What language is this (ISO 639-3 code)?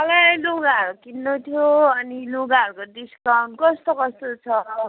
nep